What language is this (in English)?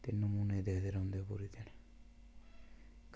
Dogri